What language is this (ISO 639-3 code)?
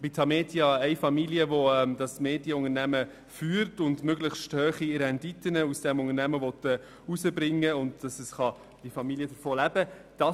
gsw